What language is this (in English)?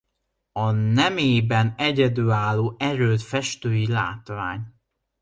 Hungarian